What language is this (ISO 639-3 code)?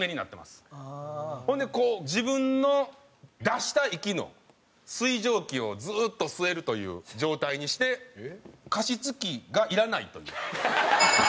jpn